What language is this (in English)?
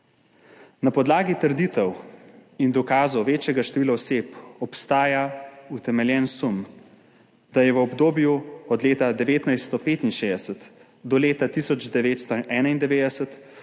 Slovenian